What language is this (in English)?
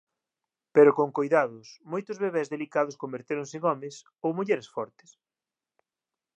Galician